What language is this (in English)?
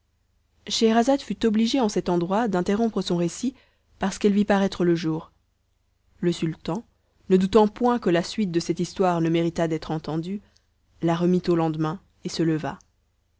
French